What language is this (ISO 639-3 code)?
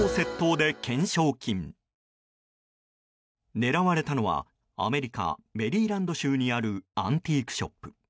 jpn